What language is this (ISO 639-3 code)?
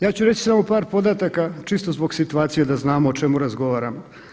hrv